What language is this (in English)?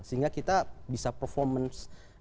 Indonesian